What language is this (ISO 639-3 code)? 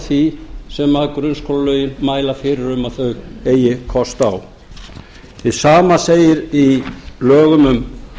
isl